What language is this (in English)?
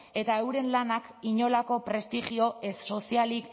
Basque